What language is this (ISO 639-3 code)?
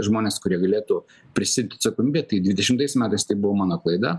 lit